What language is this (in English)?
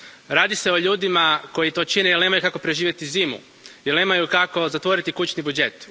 Croatian